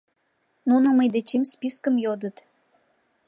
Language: Mari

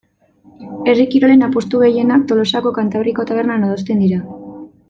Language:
Basque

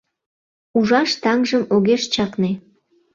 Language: Mari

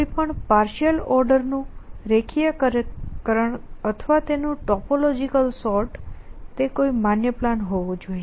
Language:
Gujarati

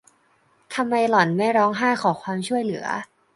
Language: Thai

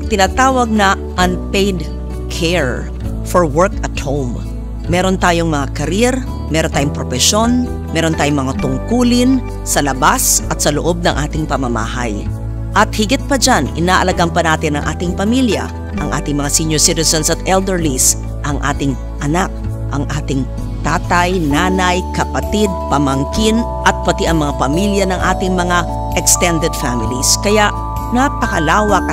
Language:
Filipino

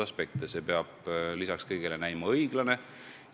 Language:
Estonian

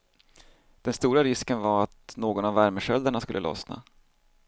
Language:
Swedish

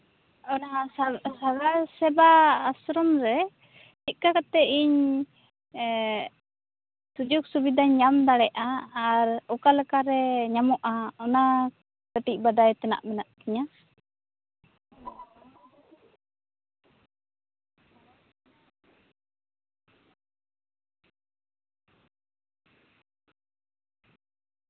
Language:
Santali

